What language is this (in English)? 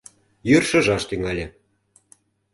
Mari